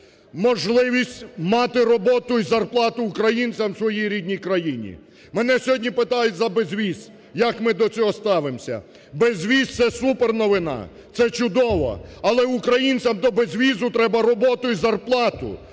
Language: Ukrainian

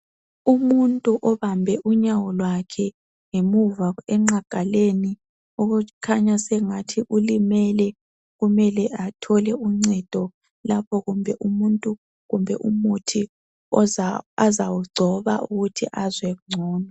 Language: North Ndebele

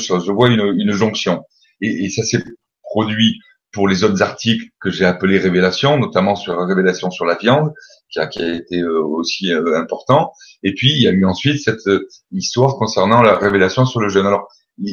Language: French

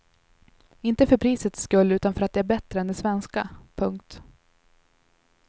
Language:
Swedish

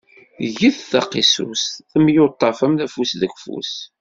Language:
Kabyle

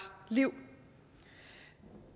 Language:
Danish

